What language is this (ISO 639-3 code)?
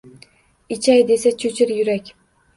uzb